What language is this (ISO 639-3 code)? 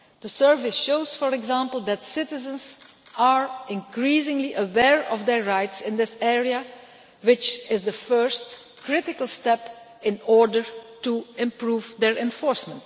eng